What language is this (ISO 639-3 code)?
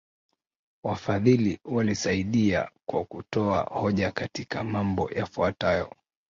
swa